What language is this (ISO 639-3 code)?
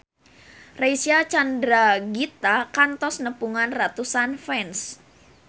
sun